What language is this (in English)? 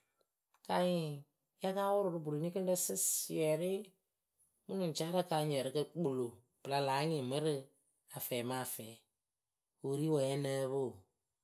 Akebu